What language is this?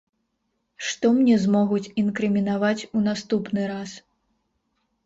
Belarusian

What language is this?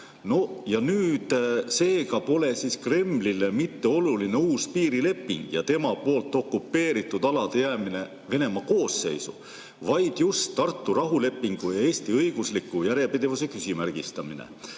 Estonian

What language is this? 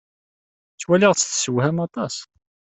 Kabyle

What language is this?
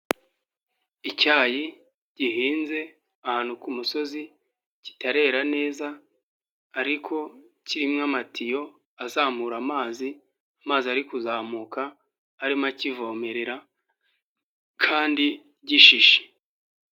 Kinyarwanda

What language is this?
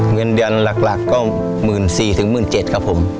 Thai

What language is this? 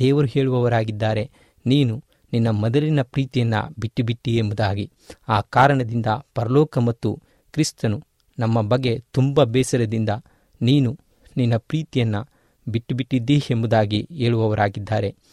Kannada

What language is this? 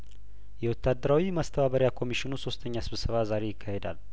Amharic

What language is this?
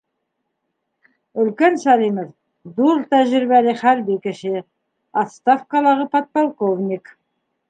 Bashkir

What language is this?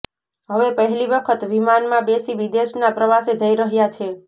Gujarati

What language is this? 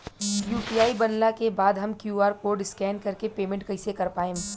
Bhojpuri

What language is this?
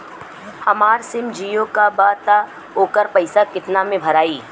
Bhojpuri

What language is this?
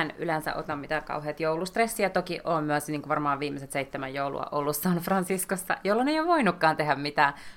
Finnish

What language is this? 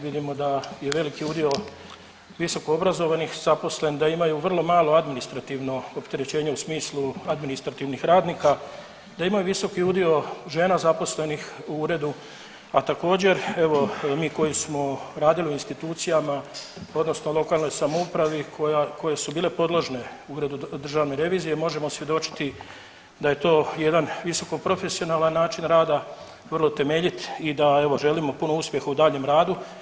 Croatian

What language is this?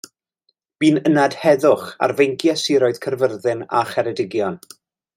Welsh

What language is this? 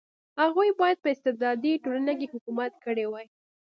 Pashto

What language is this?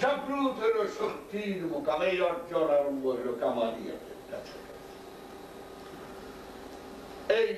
Bangla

